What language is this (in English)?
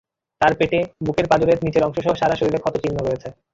Bangla